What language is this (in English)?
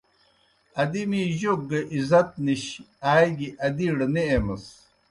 Kohistani Shina